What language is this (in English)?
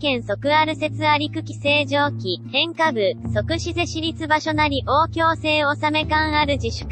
Japanese